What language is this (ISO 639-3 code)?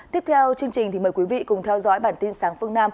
vie